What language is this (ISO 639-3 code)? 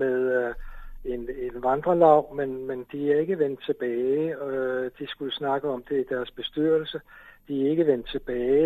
dan